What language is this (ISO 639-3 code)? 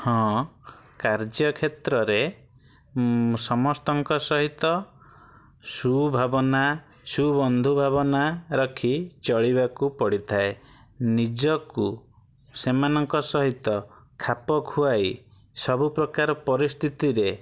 ori